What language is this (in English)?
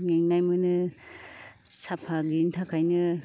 Bodo